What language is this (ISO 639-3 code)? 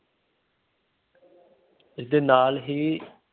pan